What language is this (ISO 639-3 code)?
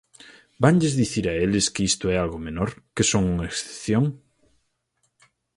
glg